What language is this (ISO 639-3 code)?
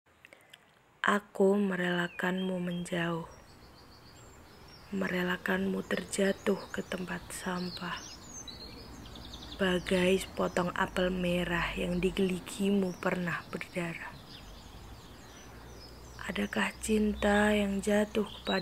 ind